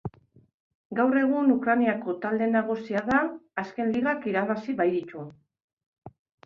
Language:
Basque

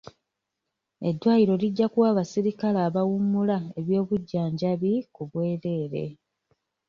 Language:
Ganda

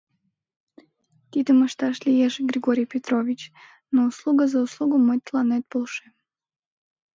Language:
Mari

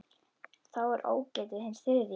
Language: Icelandic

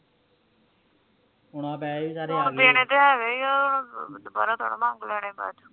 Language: Punjabi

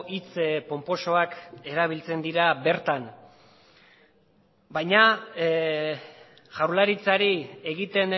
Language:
Basque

